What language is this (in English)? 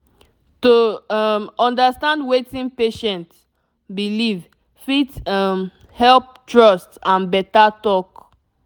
Nigerian Pidgin